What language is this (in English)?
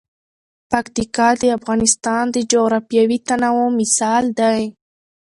Pashto